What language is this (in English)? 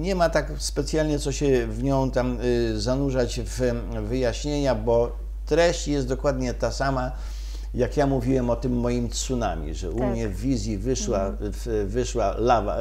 Polish